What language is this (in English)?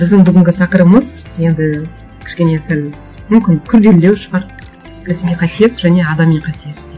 Kazakh